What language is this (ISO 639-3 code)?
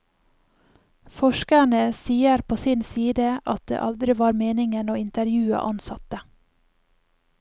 nor